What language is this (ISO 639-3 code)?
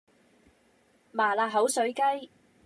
yue